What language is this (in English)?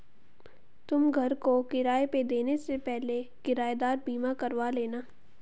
Hindi